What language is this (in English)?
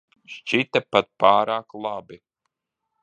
Latvian